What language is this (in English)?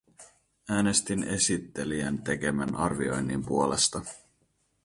Finnish